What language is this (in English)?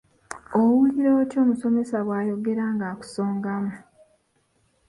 Ganda